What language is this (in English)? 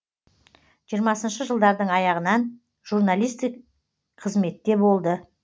Kazakh